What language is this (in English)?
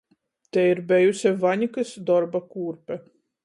Latgalian